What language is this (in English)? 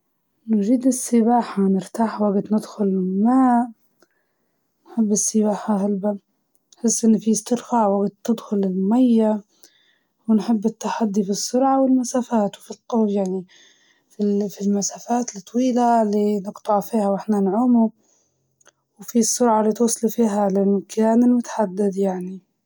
Libyan Arabic